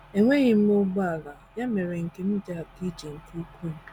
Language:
Igbo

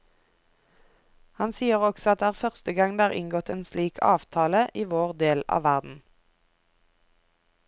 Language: Norwegian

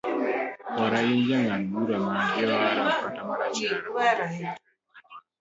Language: Luo (Kenya and Tanzania)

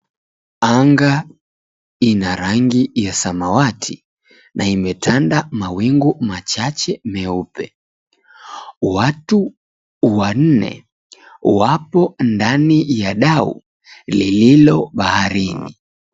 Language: Swahili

